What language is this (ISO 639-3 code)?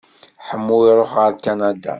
kab